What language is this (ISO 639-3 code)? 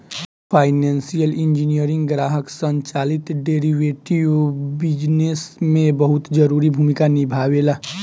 bho